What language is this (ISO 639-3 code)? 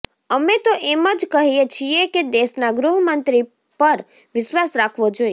guj